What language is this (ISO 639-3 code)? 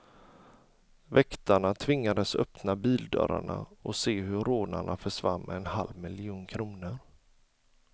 swe